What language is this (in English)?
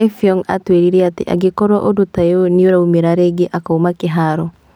Kikuyu